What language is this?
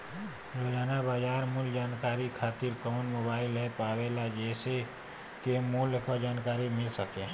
Bhojpuri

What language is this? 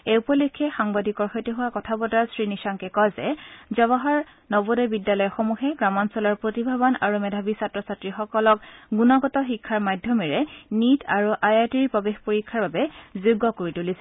Assamese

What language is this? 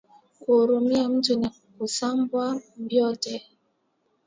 Swahili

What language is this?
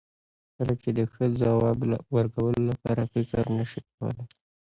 Pashto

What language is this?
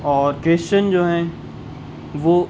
Urdu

